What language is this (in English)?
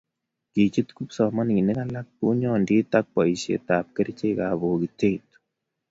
Kalenjin